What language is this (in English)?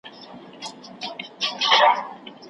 Pashto